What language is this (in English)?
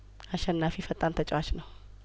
Amharic